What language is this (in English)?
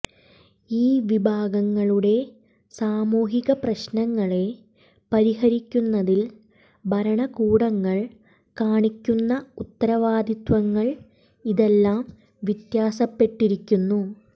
Malayalam